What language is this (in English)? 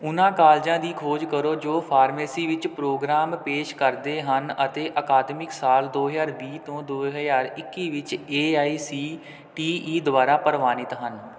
Punjabi